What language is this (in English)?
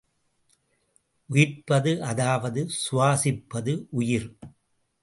Tamil